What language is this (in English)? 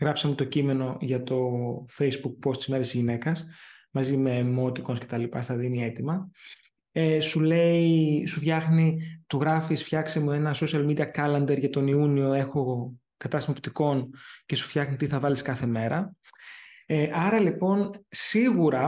Greek